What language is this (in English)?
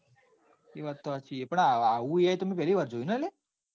Gujarati